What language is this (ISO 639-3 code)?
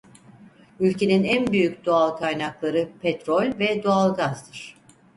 tur